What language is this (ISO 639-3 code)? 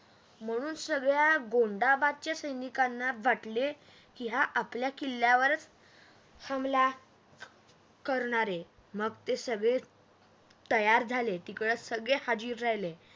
mar